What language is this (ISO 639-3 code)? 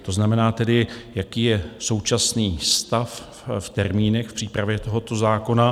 ces